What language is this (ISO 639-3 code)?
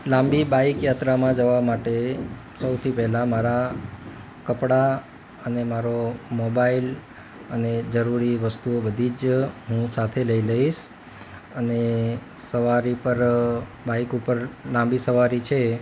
guj